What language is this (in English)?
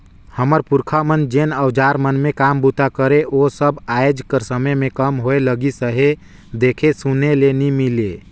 Chhattisgarhi